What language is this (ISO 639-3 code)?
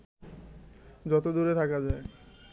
ben